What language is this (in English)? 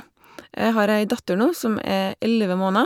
Norwegian